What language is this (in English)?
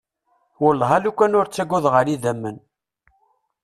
Kabyle